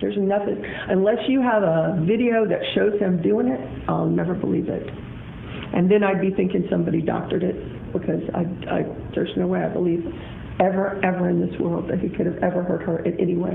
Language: Indonesian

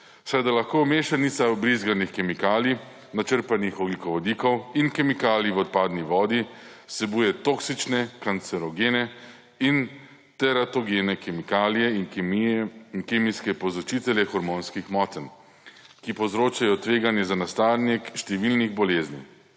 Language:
Slovenian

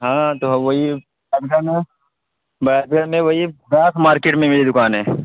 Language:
Urdu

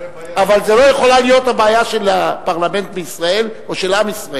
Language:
Hebrew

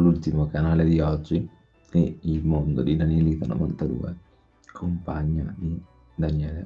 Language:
Italian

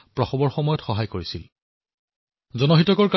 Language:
Assamese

